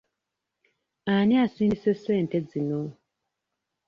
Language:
Ganda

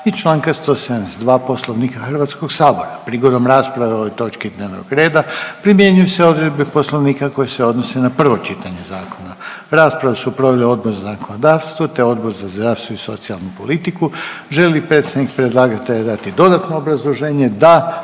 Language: Croatian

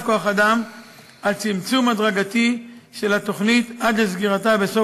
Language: Hebrew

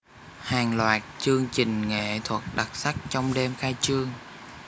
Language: Vietnamese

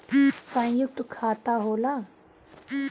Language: Bhojpuri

